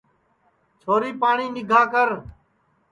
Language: Sansi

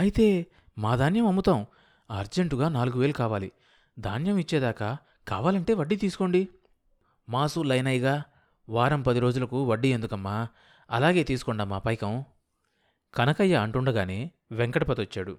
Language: Telugu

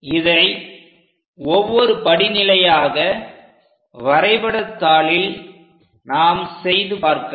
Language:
Tamil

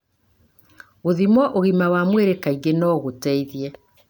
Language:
Kikuyu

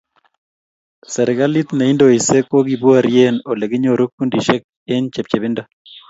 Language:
Kalenjin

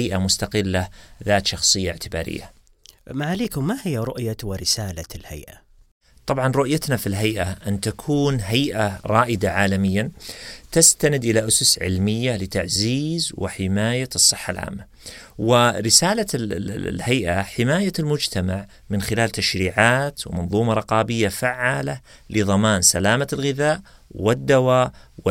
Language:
Arabic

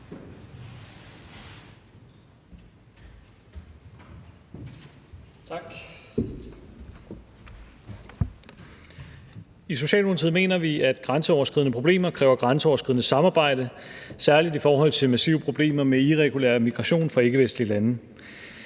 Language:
Danish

